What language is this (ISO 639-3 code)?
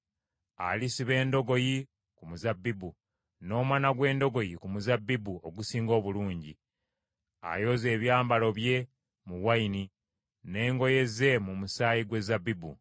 lug